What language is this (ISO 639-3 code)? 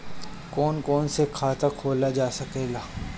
bho